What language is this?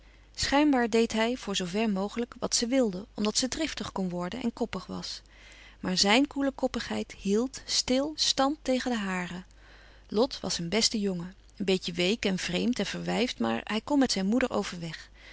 Dutch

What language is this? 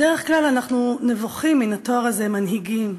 Hebrew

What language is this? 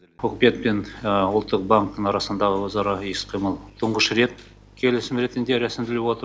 Kazakh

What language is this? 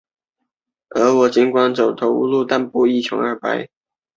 Chinese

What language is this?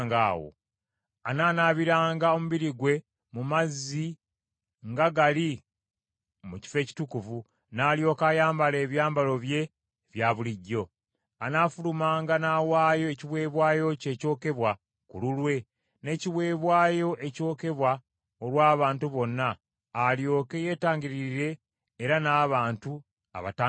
Ganda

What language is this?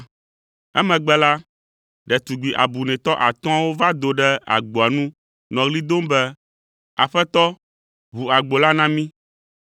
Ewe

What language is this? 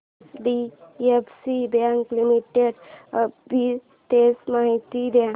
Marathi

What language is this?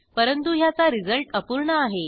Marathi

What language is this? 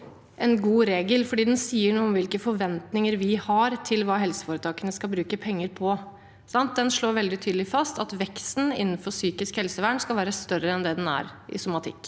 Norwegian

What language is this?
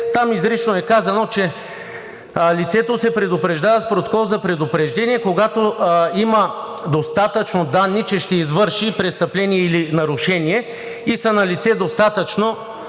Bulgarian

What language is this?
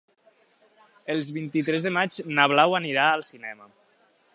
Catalan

